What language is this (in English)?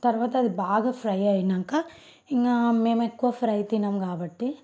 Telugu